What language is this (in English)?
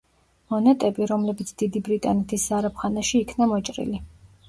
Georgian